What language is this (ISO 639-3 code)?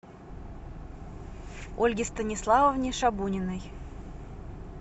rus